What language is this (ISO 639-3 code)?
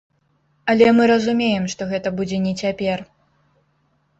bel